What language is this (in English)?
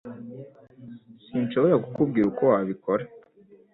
Kinyarwanda